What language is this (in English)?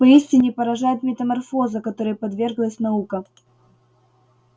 Russian